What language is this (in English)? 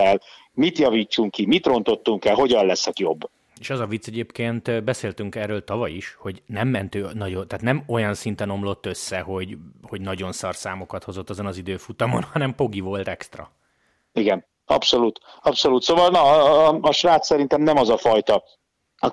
Hungarian